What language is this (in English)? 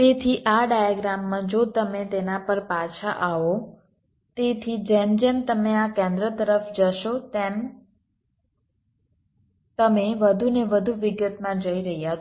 Gujarati